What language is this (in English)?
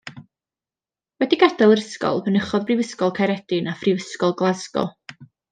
Welsh